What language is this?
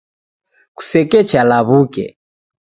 Taita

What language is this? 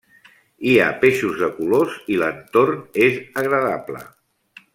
Catalan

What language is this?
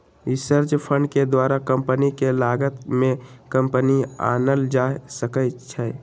Magahi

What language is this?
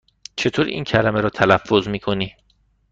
Persian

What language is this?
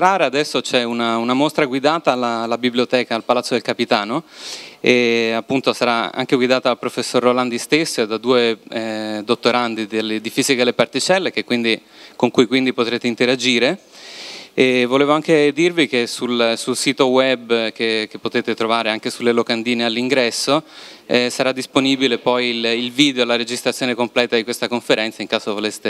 Italian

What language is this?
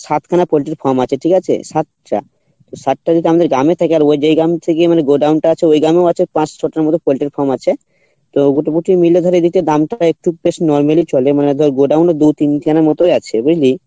Bangla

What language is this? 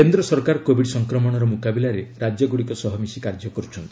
Odia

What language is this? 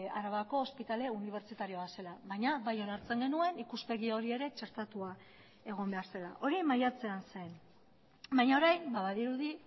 Basque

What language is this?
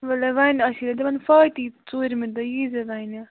Kashmiri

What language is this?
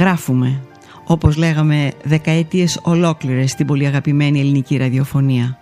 Greek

